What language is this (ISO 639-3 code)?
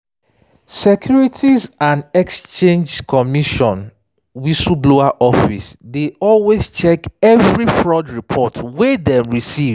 pcm